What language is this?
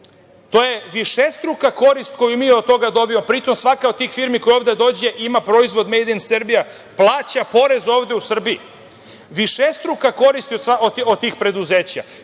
Serbian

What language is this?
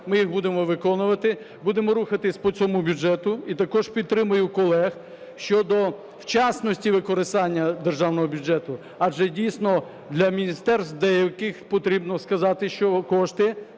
Ukrainian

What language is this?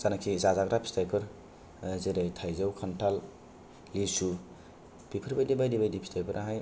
Bodo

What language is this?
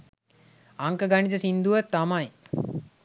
Sinhala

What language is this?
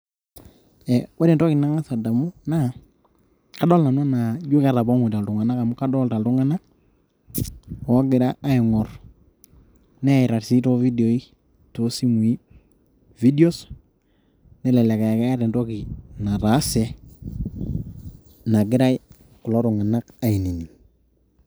Masai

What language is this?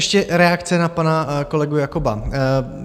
Czech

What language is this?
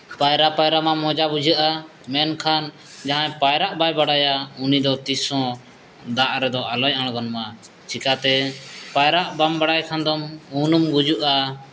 Santali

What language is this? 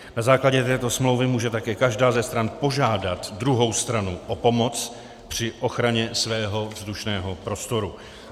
Czech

